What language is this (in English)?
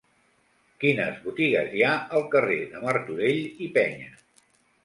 Catalan